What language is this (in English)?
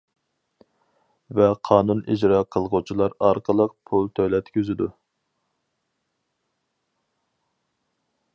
Uyghur